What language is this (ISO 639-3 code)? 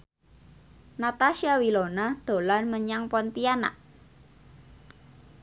jav